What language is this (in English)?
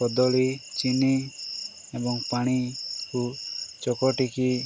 Odia